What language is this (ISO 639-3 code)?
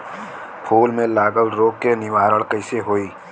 bho